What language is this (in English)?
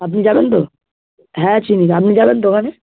Bangla